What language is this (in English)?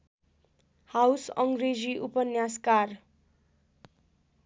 Nepali